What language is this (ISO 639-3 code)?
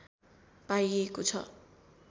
nep